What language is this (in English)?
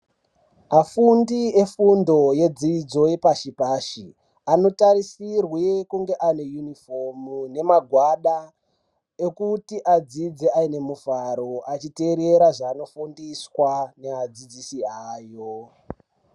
Ndau